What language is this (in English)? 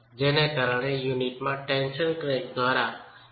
Gujarati